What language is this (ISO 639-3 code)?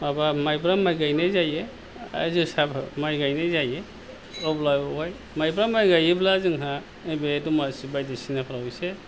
brx